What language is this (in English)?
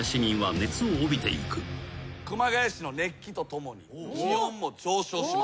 Japanese